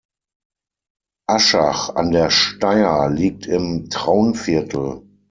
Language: German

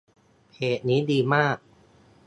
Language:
Thai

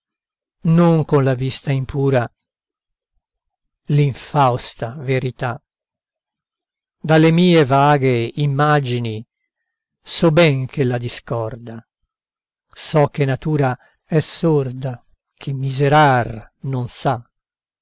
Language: Italian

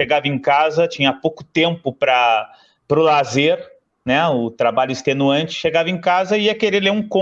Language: Portuguese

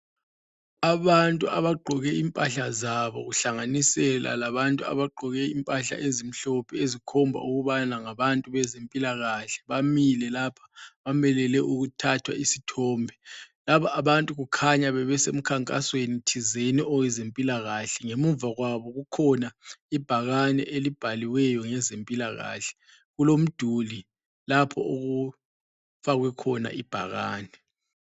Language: North Ndebele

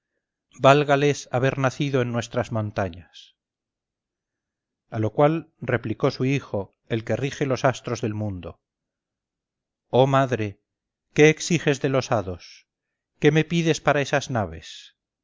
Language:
Spanish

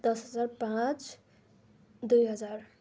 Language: Nepali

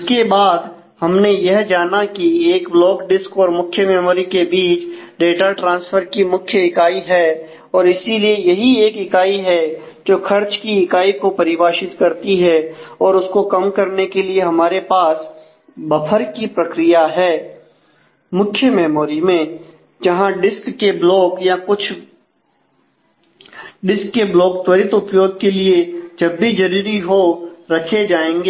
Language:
Hindi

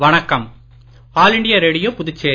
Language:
Tamil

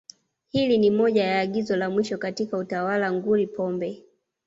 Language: Swahili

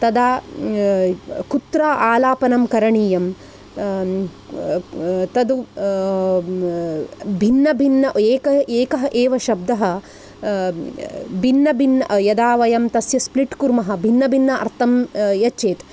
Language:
Sanskrit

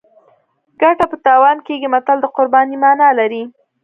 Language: Pashto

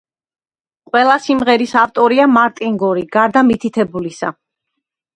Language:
Georgian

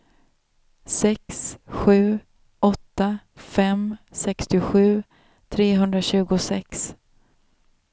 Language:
Swedish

